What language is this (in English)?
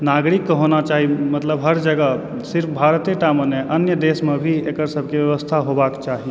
Maithili